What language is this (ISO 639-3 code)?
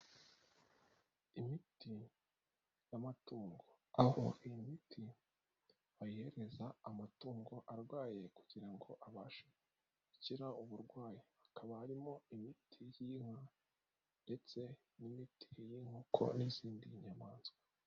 kin